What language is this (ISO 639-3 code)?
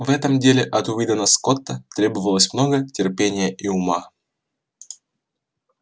rus